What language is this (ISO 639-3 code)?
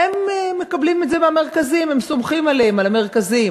heb